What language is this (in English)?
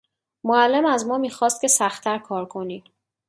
Persian